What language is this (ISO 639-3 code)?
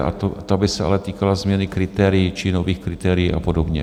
ces